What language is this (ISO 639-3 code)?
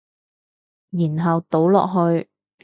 yue